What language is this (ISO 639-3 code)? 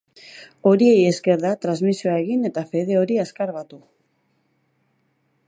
eus